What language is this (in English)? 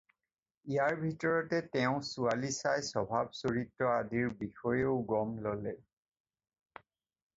Assamese